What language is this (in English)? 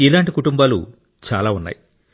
Telugu